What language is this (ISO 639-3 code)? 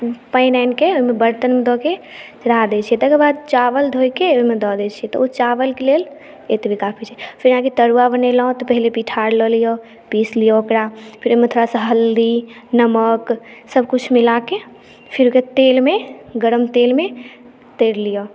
mai